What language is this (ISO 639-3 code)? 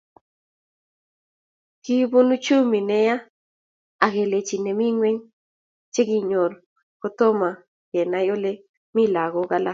kln